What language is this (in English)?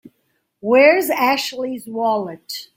English